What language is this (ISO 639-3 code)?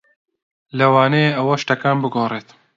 ckb